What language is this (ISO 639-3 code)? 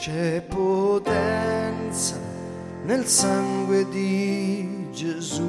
ita